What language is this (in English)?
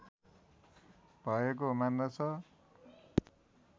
Nepali